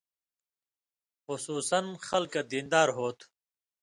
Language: Indus Kohistani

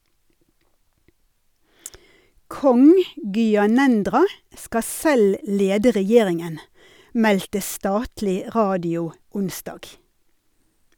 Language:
Norwegian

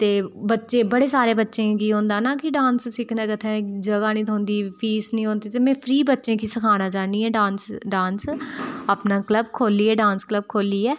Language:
Dogri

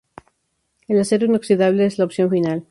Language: Spanish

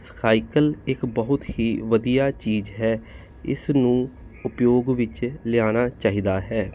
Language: Punjabi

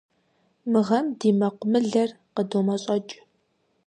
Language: Kabardian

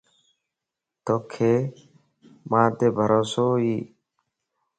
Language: Lasi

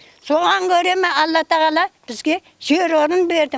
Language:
Kazakh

